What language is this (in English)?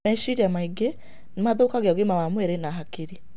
Kikuyu